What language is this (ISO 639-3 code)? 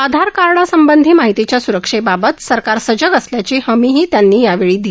mar